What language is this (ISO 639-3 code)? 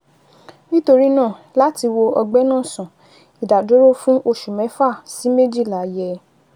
yor